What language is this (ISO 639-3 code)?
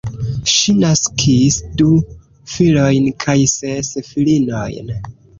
epo